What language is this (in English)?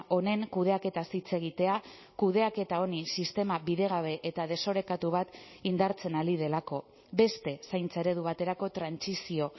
Basque